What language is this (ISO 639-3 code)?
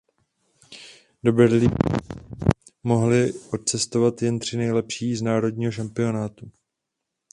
ces